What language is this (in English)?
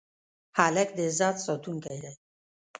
Pashto